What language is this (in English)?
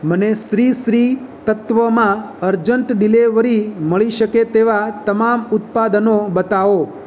Gujarati